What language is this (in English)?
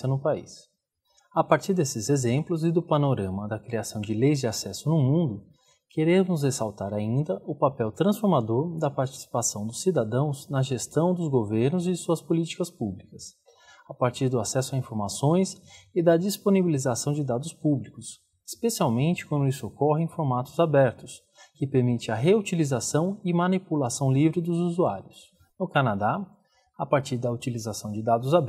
Portuguese